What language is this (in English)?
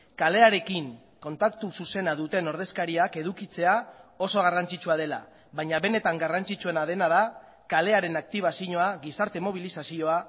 Basque